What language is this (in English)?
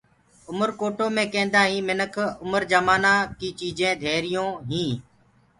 Gurgula